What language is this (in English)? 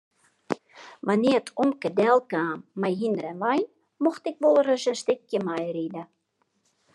Western Frisian